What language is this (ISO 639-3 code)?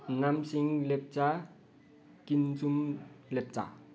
nep